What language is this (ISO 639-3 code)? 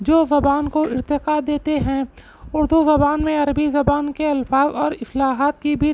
urd